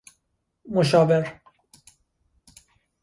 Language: Persian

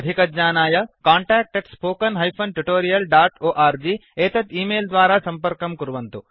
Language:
Sanskrit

